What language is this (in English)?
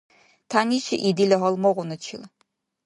Dargwa